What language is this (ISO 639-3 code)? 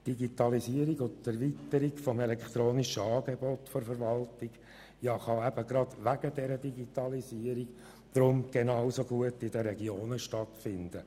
gsw